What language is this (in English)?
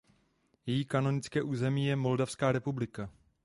Czech